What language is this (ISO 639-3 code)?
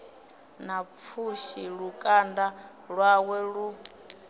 ven